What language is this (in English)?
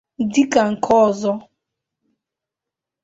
Igbo